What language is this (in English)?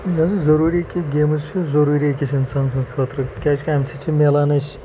Kashmiri